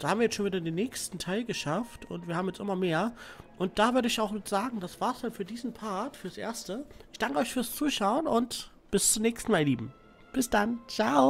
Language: German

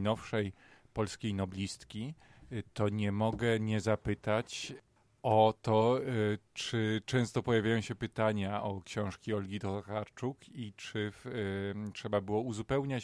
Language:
Polish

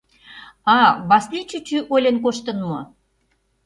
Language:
Mari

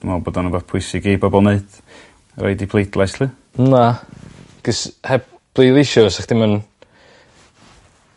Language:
Welsh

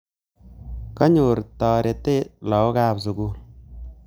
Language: Kalenjin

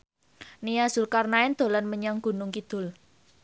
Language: Javanese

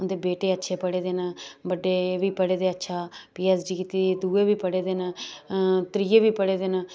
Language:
Dogri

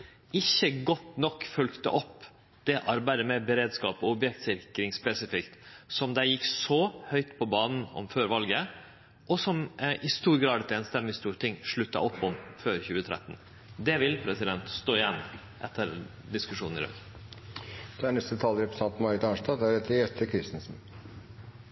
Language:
Norwegian Nynorsk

